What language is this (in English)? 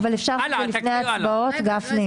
Hebrew